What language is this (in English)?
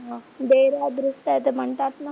Marathi